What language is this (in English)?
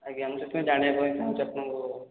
Odia